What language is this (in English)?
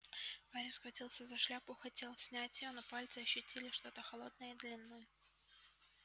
Russian